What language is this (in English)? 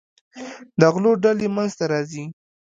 Pashto